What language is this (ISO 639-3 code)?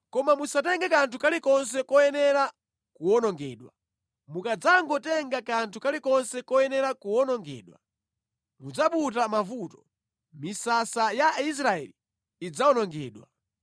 nya